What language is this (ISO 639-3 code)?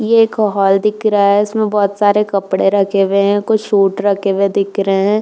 hin